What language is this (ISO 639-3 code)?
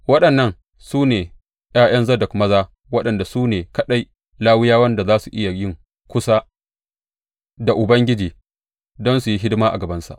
hau